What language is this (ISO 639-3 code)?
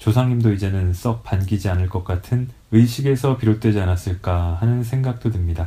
kor